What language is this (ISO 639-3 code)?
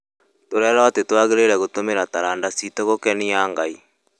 kik